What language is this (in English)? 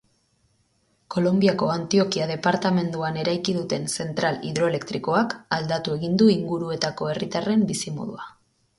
Basque